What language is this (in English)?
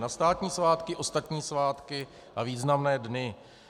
Czech